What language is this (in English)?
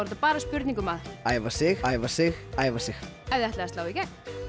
Icelandic